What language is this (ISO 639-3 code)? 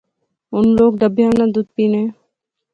phr